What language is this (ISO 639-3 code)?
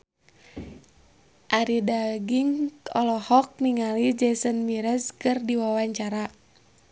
sun